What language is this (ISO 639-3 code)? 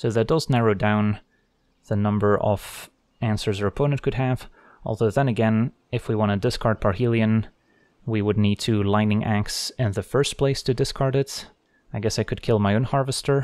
eng